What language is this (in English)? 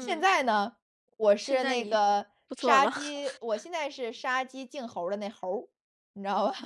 Chinese